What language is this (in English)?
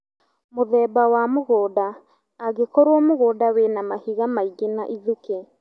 Kikuyu